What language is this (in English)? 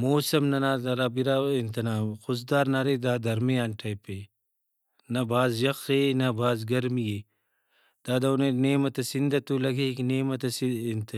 Brahui